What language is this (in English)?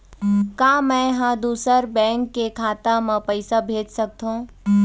Chhattisgarhi